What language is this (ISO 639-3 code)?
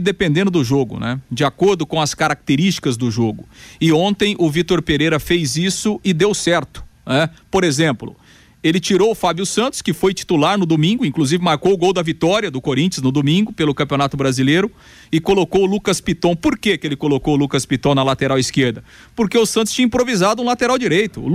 por